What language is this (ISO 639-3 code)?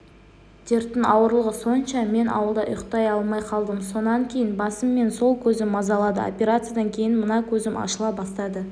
kaz